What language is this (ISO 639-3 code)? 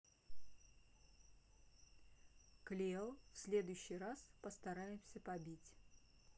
rus